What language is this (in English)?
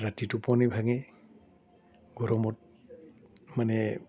Assamese